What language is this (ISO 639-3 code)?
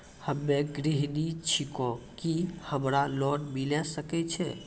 mai